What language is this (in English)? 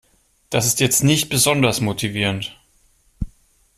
German